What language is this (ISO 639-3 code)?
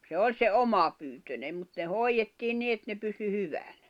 fin